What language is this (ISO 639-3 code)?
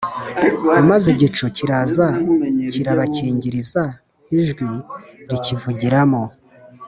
kin